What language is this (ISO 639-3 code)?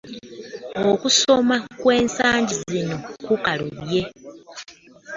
lug